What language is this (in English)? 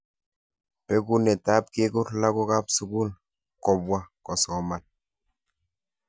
Kalenjin